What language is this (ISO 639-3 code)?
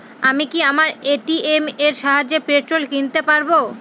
ben